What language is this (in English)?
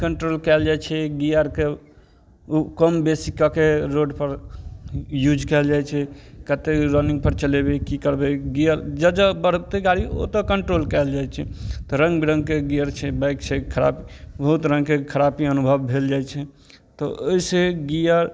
Maithili